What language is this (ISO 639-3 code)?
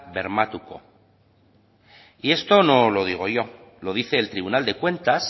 spa